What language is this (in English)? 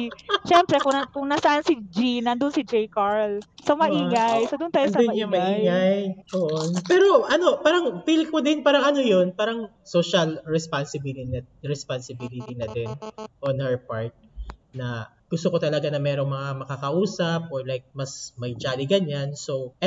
Filipino